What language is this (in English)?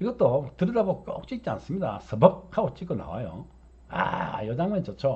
Korean